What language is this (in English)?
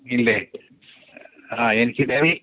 Malayalam